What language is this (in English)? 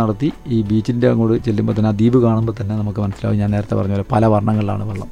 Malayalam